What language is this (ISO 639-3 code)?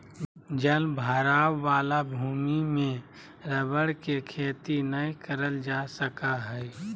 mag